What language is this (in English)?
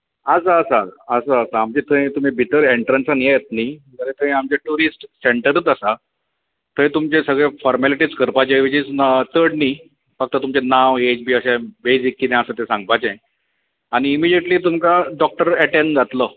Konkani